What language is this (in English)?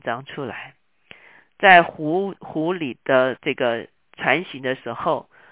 Chinese